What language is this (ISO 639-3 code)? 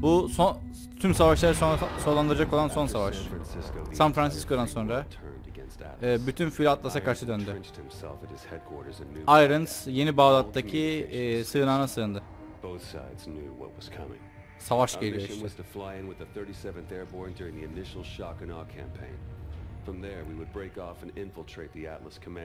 tur